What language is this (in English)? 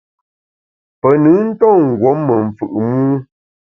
Bamun